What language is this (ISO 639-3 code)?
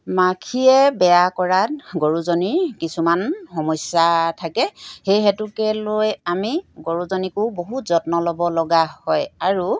asm